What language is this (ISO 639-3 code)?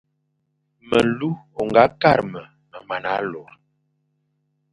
fan